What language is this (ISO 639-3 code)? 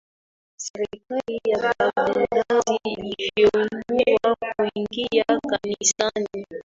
swa